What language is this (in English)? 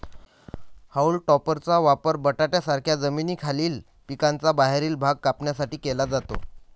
Marathi